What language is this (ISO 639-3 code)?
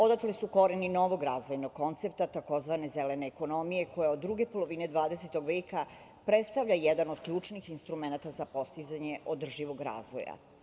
srp